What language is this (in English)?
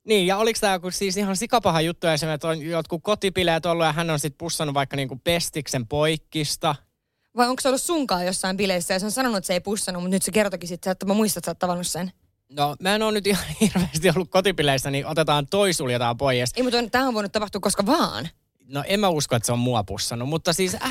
Finnish